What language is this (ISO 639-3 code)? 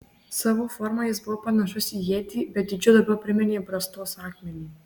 lit